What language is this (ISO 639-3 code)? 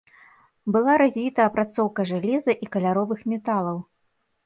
bel